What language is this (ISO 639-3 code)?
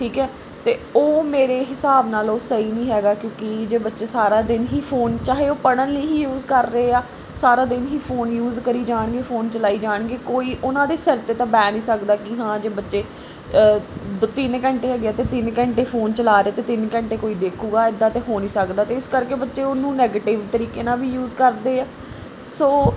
pan